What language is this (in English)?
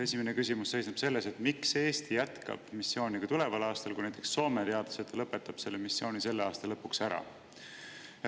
Estonian